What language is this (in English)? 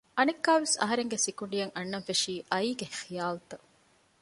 Divehi